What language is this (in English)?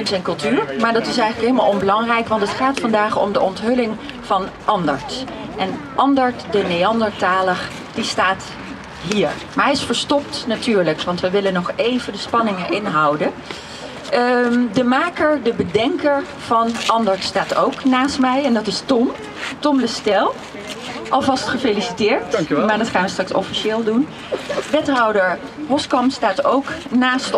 Dutch